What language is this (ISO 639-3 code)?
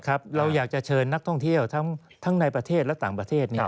tha